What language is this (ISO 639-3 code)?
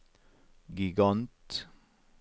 nor